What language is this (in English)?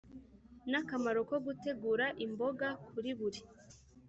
Kinyarwanda